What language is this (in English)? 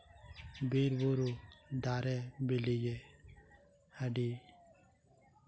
Santali